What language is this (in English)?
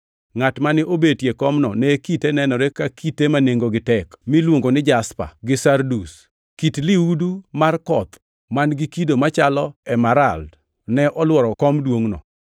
Luo (Kenya and Tanzania)